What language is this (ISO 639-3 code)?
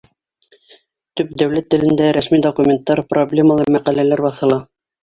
bak